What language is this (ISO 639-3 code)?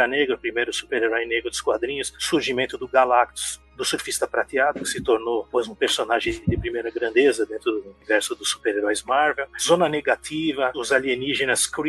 por